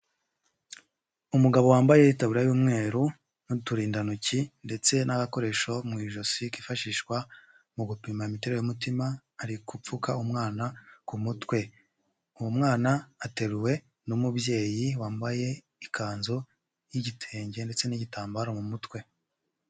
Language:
Kinyarwanda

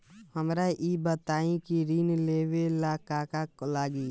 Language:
Bhojpuri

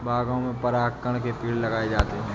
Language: Hindi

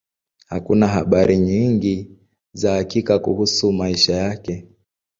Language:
Swahili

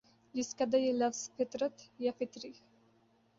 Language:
Urdu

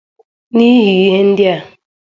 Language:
Igbo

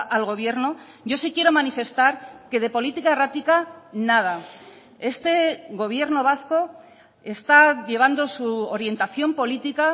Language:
Spanish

